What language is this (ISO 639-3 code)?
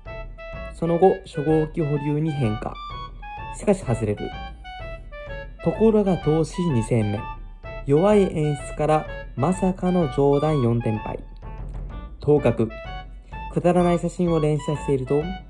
jpn